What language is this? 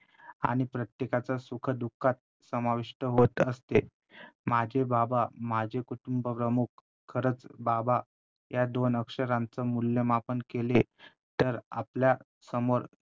Marathi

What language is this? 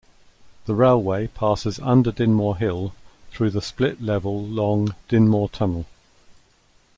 English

